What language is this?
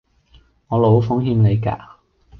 Cantonese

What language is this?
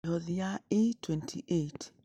Kikuyu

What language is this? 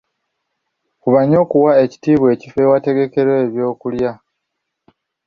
Ganda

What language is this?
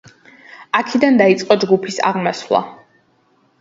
Georgian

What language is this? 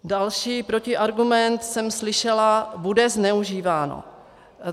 Czech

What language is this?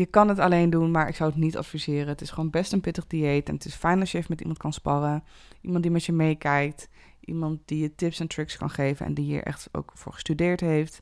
Dutch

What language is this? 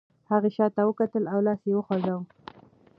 Pashto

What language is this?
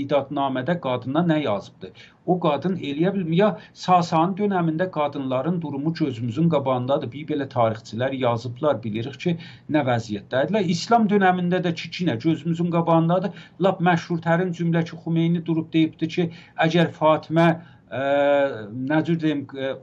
Turkish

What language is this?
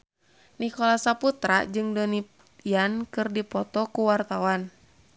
Sundanese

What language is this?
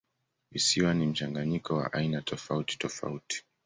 Swahili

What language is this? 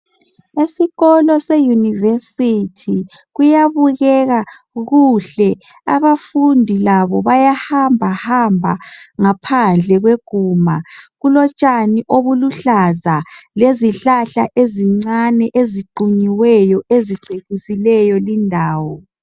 North Ndebele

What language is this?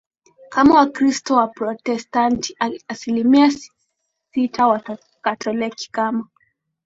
Swahili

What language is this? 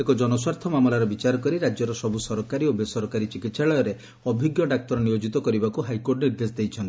Odia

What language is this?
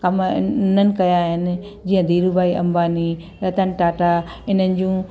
Sindhi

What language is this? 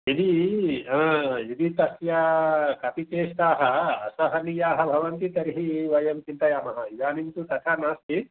Sanskrit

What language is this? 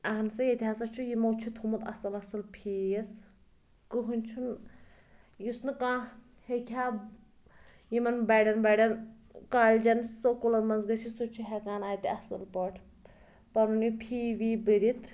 Kashmiri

